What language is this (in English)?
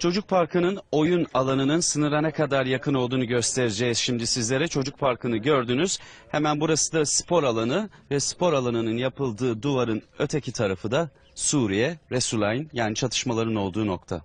Turkish